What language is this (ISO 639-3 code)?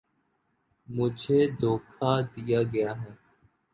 urd